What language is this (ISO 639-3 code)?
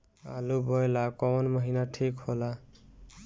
bho